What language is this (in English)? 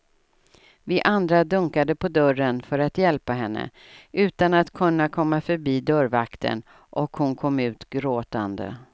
Swedish